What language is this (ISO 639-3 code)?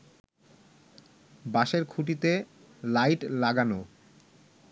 ben